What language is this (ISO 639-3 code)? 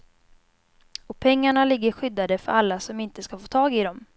swe